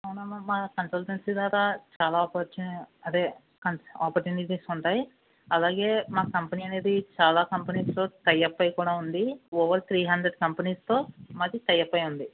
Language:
Telugu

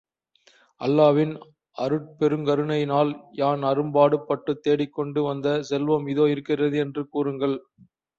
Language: Tamil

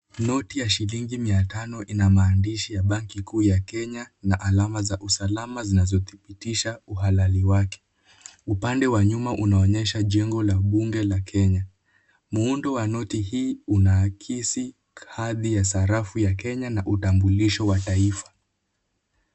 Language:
Swahili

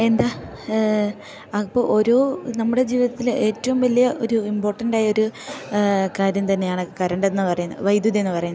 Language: Malayalam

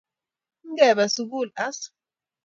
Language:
Kalenjin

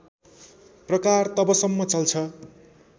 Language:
Nepali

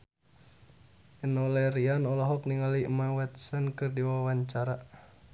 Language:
Sundanese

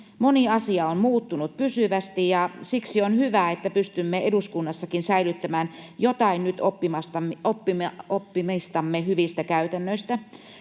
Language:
Finnish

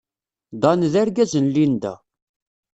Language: Kabyle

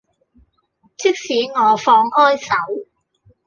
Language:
Cantonese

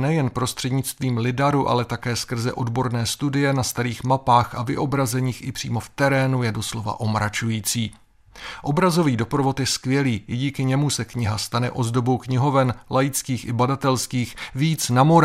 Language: Czech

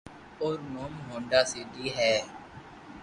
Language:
Loarki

